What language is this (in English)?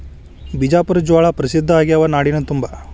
Kannada